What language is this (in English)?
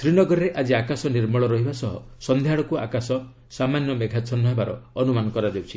Odia